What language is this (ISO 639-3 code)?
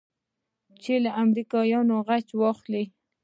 pus